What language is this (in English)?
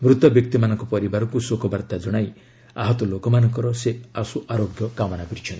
Odia